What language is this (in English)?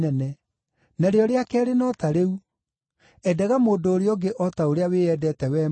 Kikuyu